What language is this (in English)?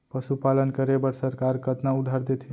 Chhattisgarhi